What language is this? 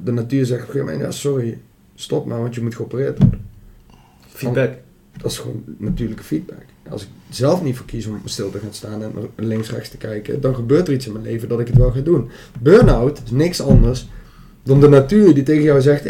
Dutch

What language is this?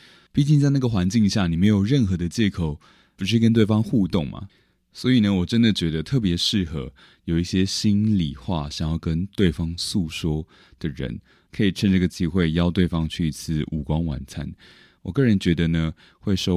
Chinese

